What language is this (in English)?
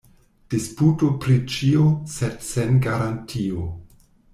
Esperanto